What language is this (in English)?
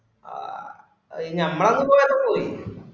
Malayalam